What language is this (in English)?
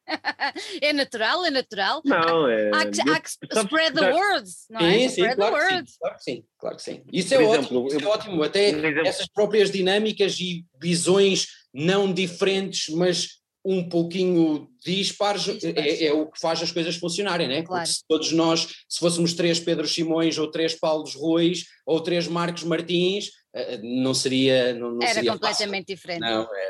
Portuguese